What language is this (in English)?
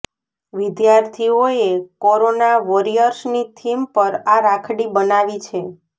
Gujarati